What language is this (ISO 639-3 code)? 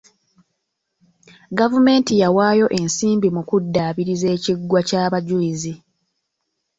lug